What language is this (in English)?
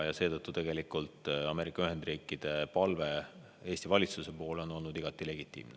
Estonian